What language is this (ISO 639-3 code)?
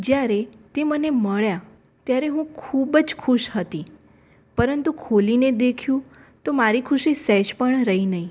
guj